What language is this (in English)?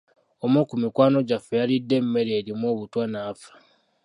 Ganda